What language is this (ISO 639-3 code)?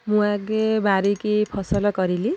ori